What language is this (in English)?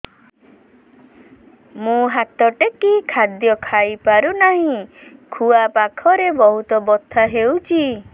Odia